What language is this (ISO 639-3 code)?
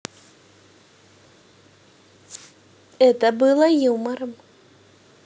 rus